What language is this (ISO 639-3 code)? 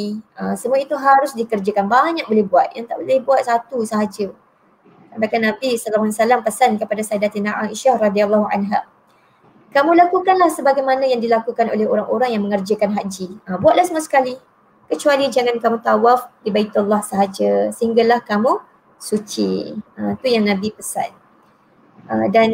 msa